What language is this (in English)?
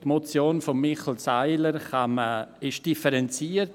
Swiss German